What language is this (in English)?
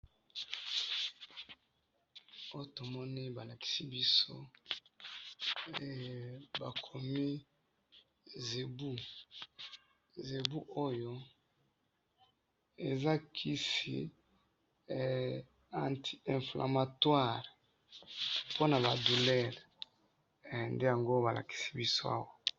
Lingala